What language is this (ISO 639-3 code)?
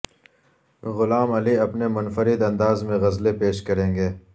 urd